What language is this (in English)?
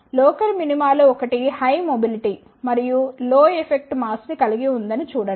Telugu